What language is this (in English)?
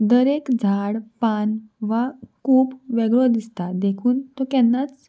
Konkani